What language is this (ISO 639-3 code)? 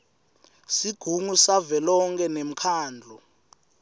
ssw